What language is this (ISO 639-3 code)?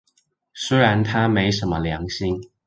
zho